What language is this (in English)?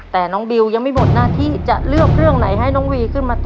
Thai